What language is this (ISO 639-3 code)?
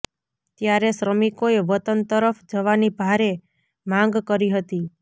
guj